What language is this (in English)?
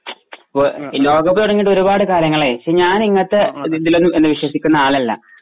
Malayalam